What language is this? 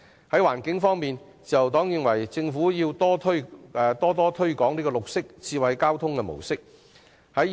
Cantonese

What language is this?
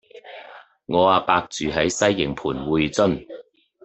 Cantonese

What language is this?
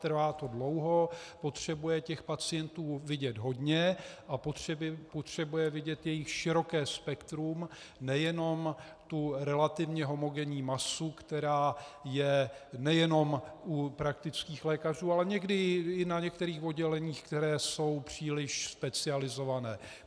Czech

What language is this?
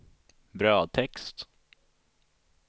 Swedish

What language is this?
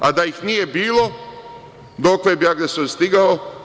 Serbian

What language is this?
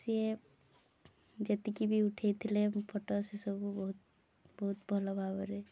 Odia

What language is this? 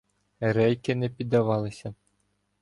Ukrainian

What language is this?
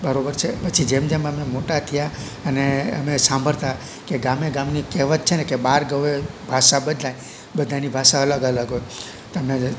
Gujarati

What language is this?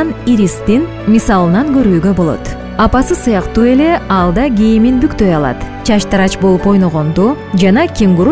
Turkish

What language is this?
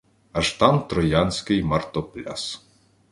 Ukrainian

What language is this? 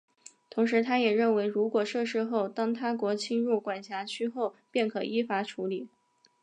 Chinese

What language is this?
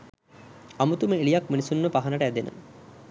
Sinhala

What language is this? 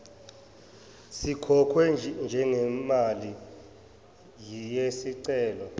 Zulu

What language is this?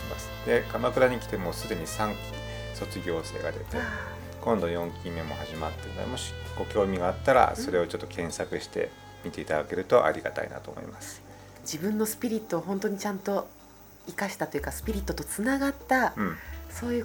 Japanese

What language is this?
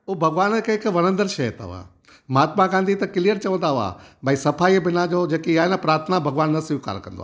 Sindhi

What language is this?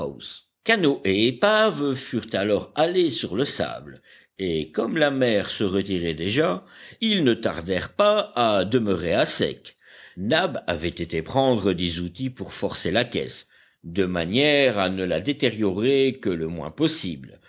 French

